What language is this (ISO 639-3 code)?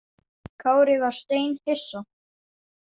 isl